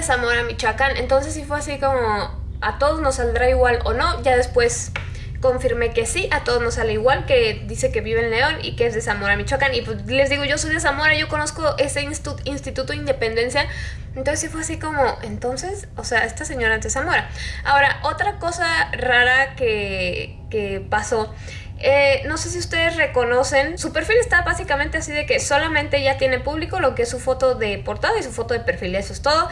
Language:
Spanish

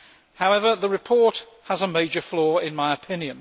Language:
English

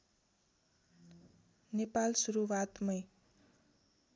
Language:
Nepali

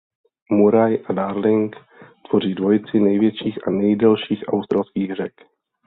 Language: Czech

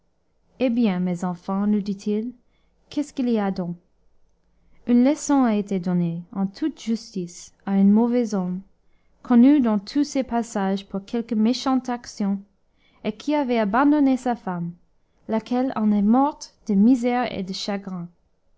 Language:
French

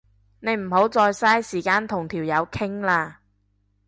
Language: Cantonese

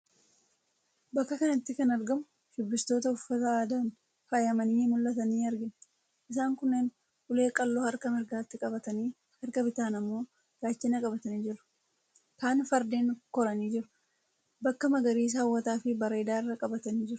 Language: Oromo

